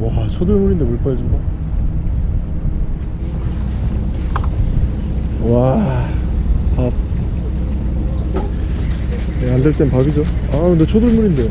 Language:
Korean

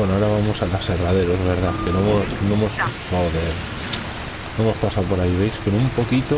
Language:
Spanish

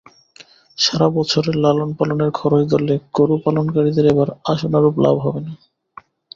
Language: Bangla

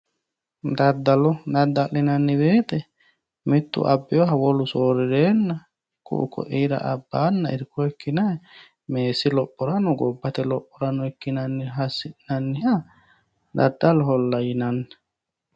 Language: Sidamo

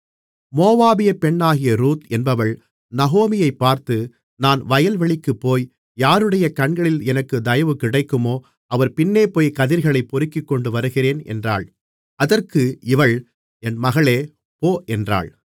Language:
Tamil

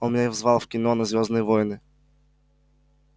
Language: Russian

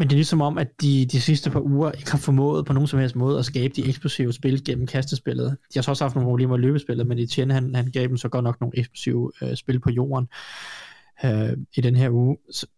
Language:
Danish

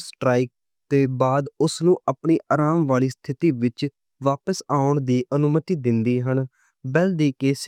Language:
Western Panjabi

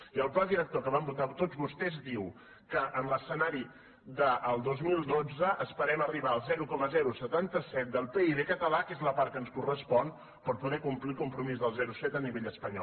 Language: Catalan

